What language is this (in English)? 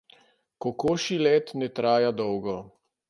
Slovenian